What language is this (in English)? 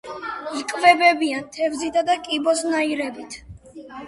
Georgian